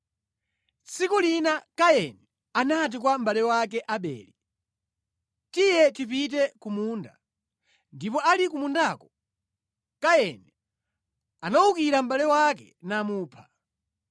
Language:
Nyanja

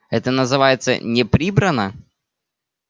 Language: Russian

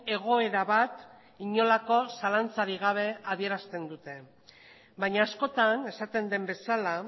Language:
Basque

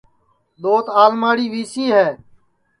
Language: Sansi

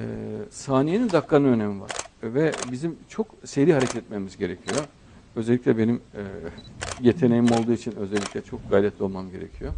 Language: Turkish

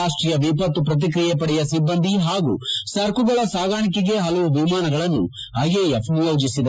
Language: Kannada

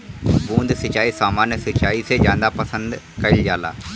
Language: Bhojpuri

